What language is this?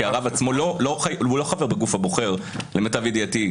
Hebrew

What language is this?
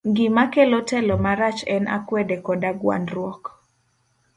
Luo (Kenya and Tanzania)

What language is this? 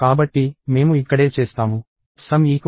Telugu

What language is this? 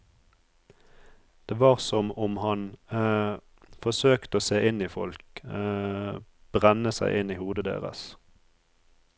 Norwegian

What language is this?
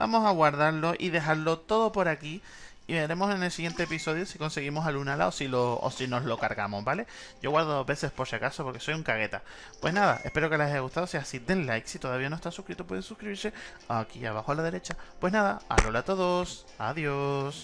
Spanish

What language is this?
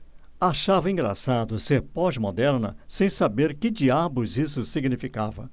Portuguese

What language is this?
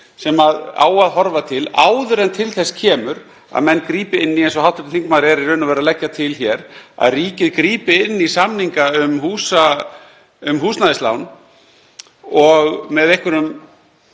Icelandic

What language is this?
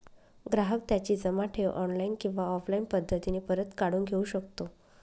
Marathi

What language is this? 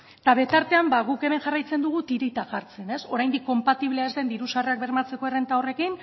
Basque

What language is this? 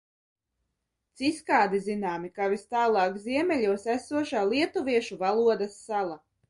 Latvian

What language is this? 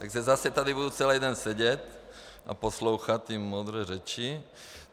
Czech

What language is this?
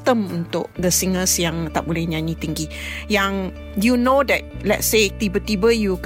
Malay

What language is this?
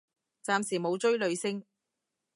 Cantonese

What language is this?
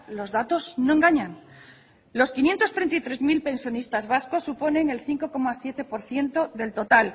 Spanish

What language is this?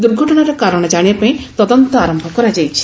Odia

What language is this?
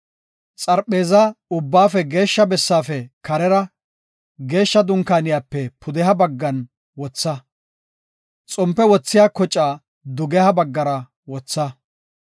Gofa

